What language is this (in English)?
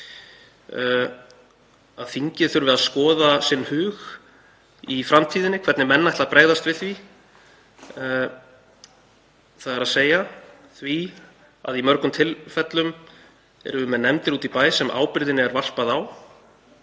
Icelandic